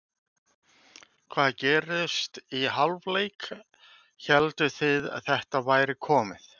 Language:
Icelandic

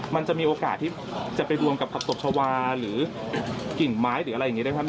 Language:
Thai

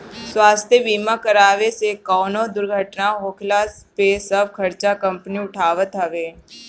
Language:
Bhojpuri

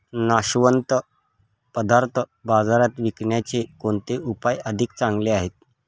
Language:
Marathi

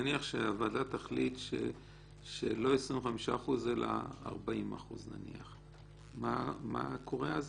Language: Hebrew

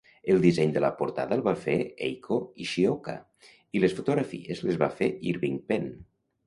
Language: Catalan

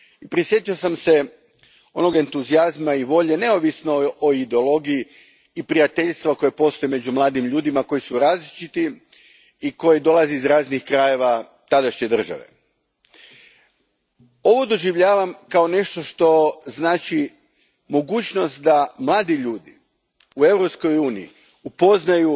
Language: Croatian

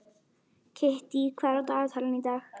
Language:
Icelandic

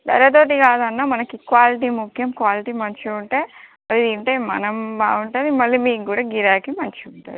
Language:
Telugu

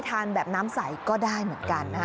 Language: Thai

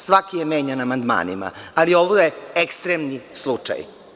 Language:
Serbian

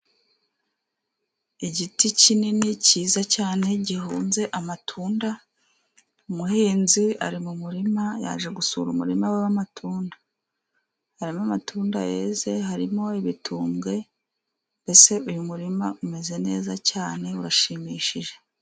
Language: Kinyarwanda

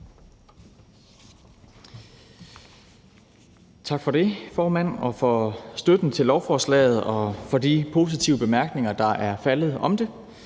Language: Danish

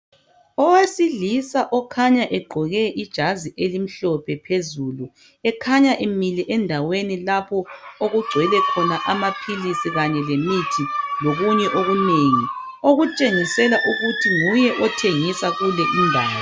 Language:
North Ndebele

